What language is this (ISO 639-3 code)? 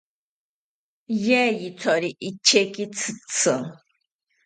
cpy